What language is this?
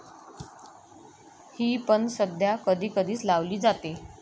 Marathi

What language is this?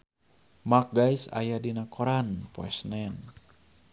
Sundanese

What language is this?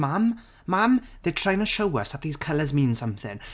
Welsh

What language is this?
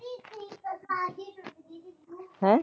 Punjabi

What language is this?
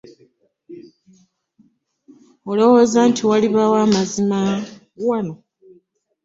Ganda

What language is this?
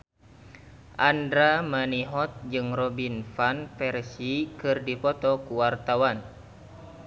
Sundanese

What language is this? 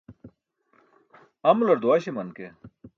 Burushaski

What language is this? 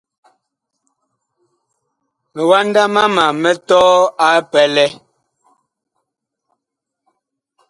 Bakoko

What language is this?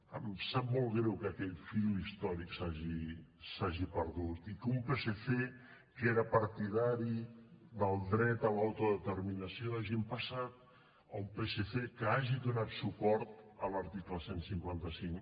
Catalan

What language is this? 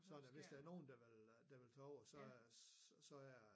Danish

